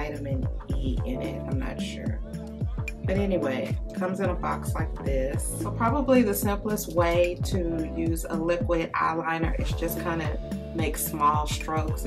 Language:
English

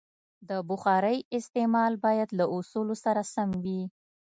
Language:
Pashto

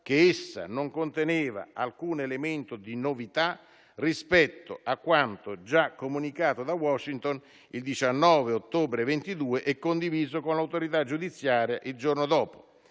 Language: Italian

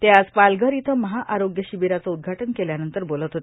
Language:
Marathi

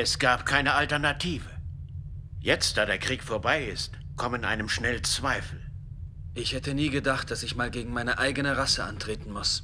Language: German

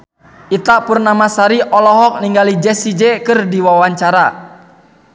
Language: Sundanese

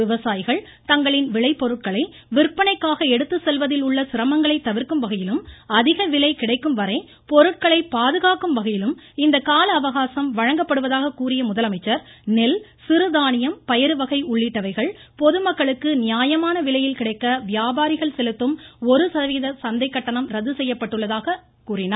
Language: Tamil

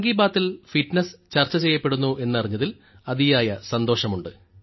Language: Malayalam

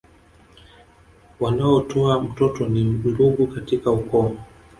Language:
Swahili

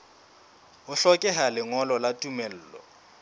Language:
Southern Sotho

